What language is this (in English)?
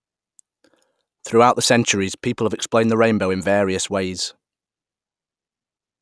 English